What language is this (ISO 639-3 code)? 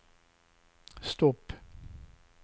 swe